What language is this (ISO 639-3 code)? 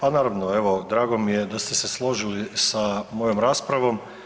hrv